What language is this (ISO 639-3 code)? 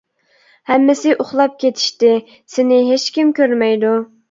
uig